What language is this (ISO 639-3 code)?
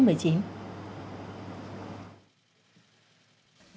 vie